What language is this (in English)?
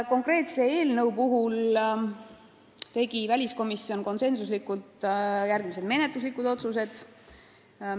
Estonian